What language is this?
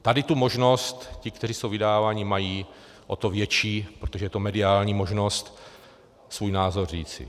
Czech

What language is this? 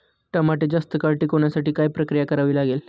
Marathi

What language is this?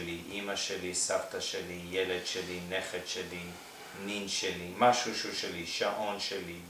Hebrew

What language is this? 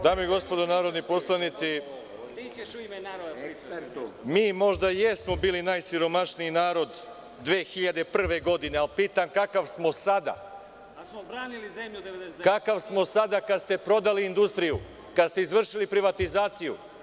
Serbian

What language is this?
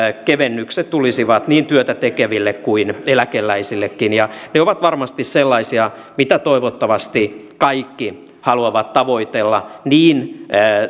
Finnish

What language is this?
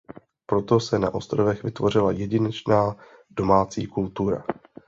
Czech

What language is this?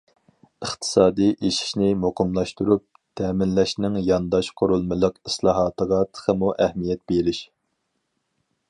Uyghur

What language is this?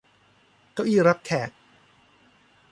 Thai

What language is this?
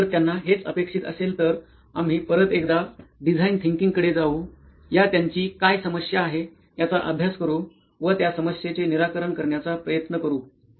Marathi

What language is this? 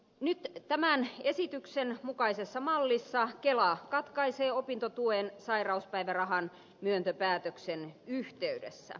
Finnish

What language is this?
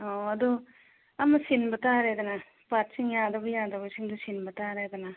Manipuri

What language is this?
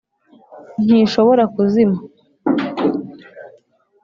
Kinyarwanda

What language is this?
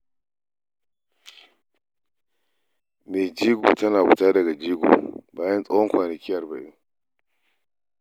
Hausa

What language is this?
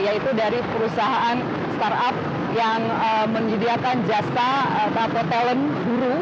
Indonesian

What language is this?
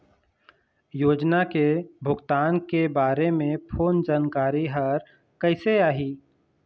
Chhattisgarhi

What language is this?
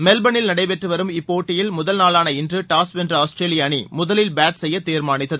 Tamil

